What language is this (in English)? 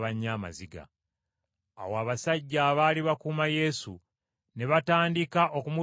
Ganda